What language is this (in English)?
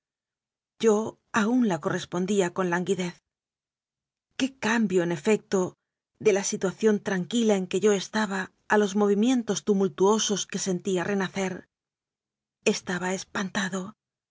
Spanish